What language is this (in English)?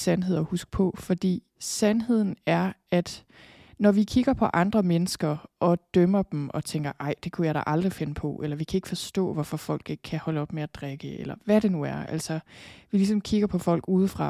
Danish